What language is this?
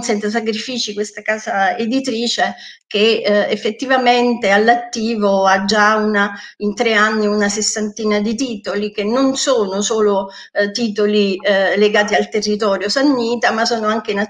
Italian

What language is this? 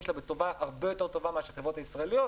Hebrew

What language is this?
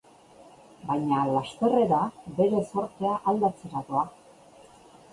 Basque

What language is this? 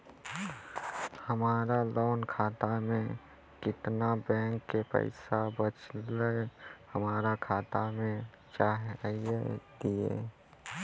Maithili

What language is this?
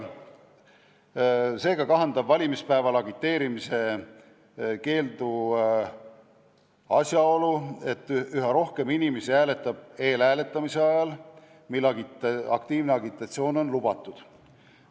Estonian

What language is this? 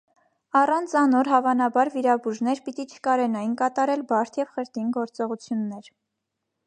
Armenian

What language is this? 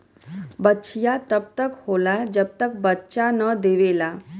Bhojpuri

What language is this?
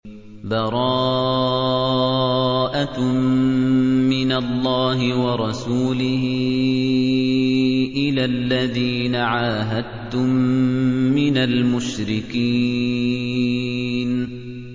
Arabic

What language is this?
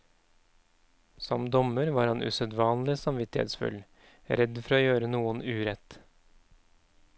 Norwegian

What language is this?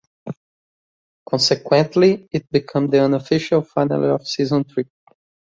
English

